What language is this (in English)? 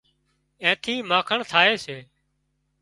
Wadiyara Koli